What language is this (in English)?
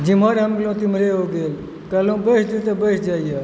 Maithili